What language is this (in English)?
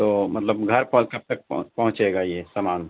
Urdu